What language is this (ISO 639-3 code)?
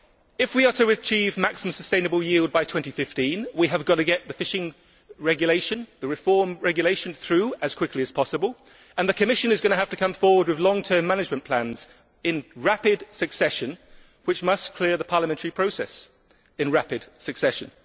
eng